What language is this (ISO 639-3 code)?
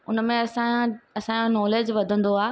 snd